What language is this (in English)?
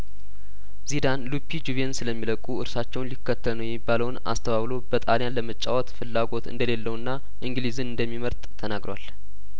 Amharic